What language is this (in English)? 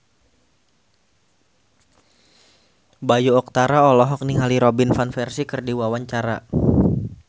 Sundanese